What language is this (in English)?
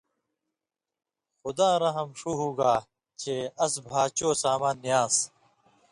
Indus Kohistani